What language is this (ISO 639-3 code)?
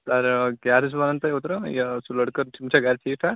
kas